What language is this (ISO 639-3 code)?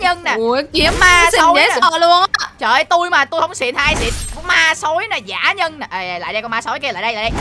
vie